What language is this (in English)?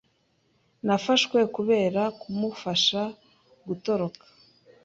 Kinyarwanda